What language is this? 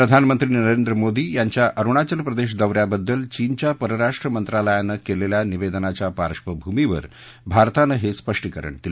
Marathi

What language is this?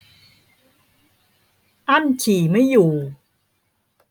Thai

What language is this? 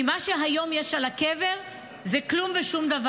Hebrew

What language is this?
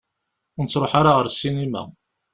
Kabyle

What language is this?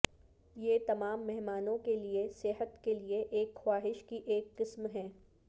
Urdu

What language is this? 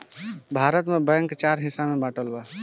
Bhojpuri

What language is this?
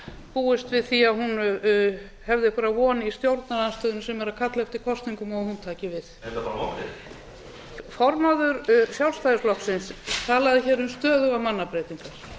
Icelandic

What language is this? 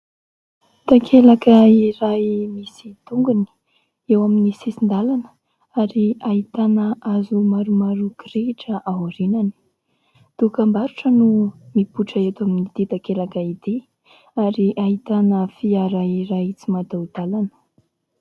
Malagasy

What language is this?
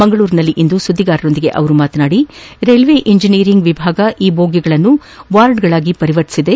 Kannada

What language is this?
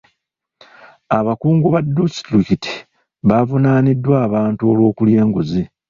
Ganda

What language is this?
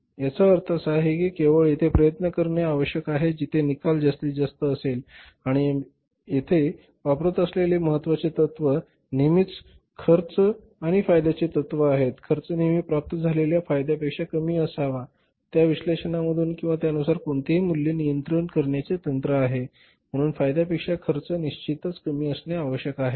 Marathi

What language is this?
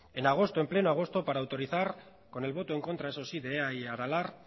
Spanish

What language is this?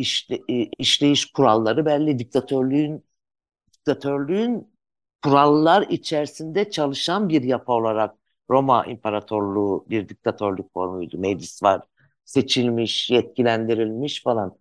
Turkish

